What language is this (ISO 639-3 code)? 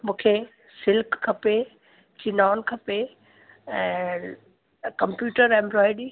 snd